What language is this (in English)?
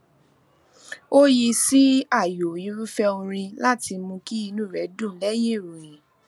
Yoruba